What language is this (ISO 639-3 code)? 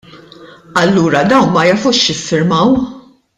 mlt